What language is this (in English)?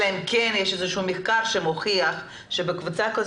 Hebrew